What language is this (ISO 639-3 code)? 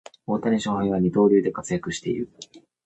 jpn